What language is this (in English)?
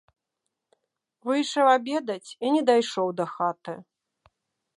Belarusian